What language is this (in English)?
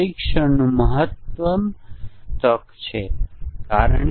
Gujarati